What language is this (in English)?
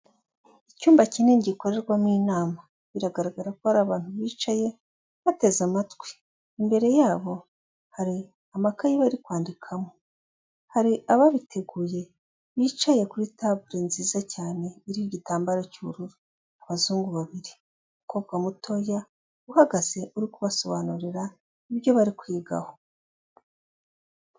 Kinyarwanda